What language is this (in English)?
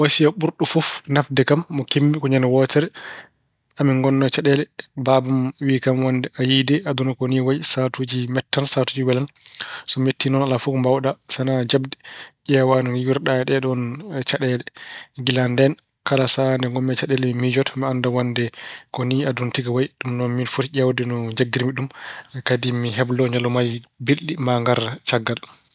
Fula